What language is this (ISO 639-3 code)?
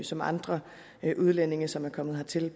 dan